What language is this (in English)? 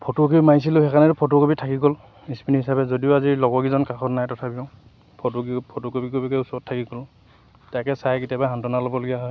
Assamese